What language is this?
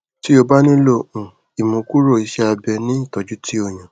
Yoruba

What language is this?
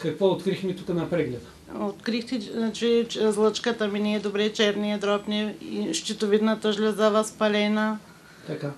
Bulgarian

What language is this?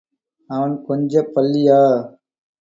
Tamil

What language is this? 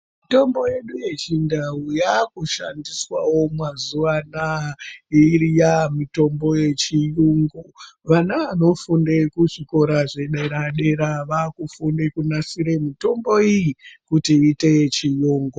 Ndau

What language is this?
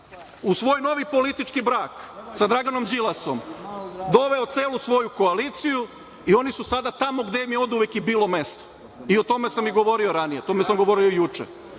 Serbian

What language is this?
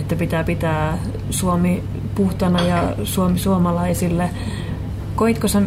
Finnish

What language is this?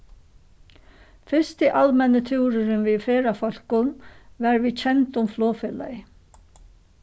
Faroese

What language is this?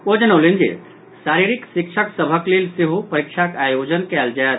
Maithili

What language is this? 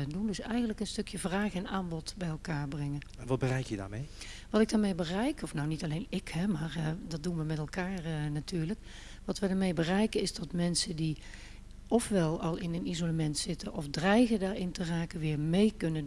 Dutch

